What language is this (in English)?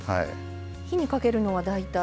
Japanese